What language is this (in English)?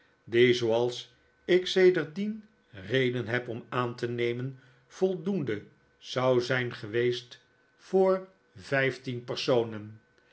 Dutch